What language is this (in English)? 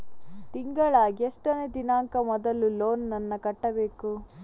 Kannada